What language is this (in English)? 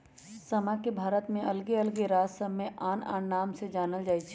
Magahi